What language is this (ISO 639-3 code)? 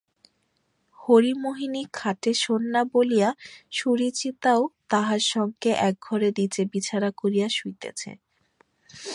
ben